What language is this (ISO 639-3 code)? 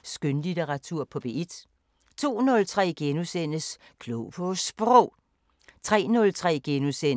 dan